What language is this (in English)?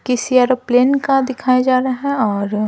Hindi